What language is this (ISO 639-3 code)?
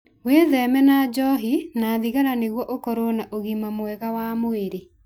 kik